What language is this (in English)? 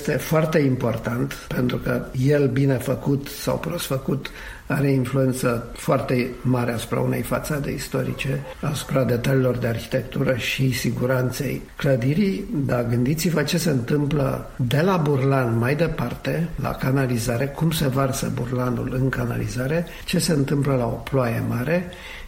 Romanian